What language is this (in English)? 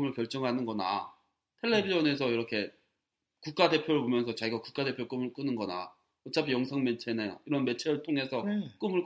Korean